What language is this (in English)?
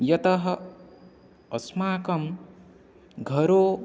Sanskrit